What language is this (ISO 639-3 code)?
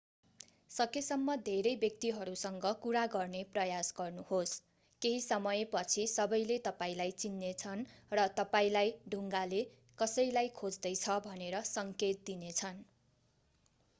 nep